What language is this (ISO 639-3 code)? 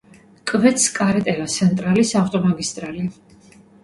kat